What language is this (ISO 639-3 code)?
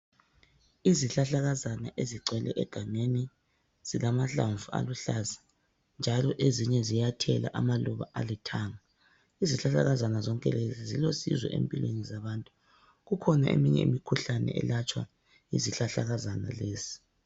nde